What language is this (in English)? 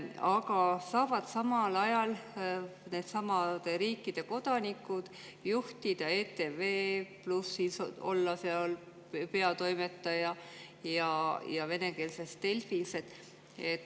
Estonian